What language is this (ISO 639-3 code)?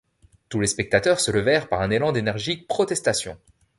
fra